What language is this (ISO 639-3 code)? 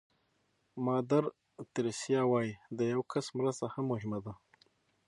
pus